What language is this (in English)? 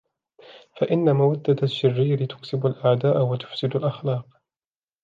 Arabic